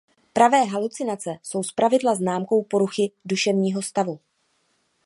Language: Czech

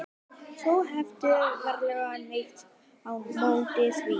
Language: Icelandic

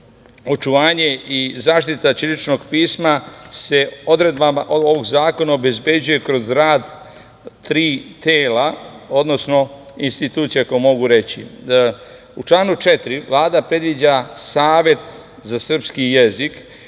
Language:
Serbian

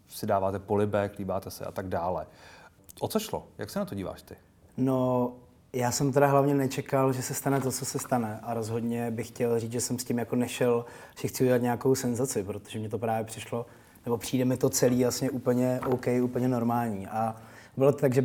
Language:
Czech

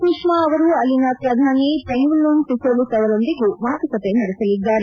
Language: Kannada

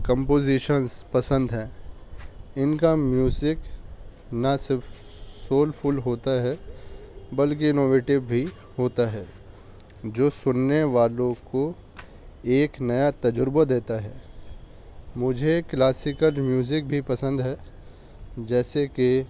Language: Urdu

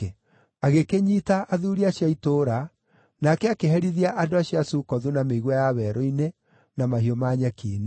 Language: Kikuyu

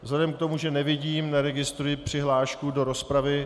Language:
Czech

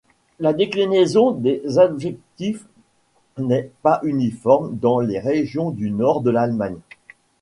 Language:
French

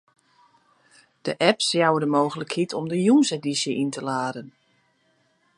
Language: Western Frisian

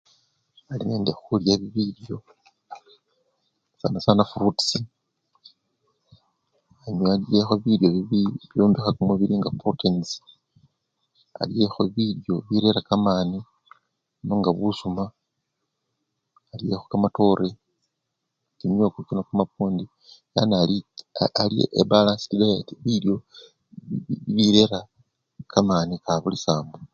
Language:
Luyia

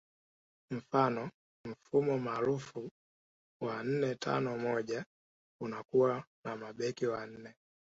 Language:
Swahili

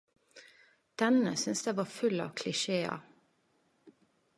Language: Norwegian Nynorsk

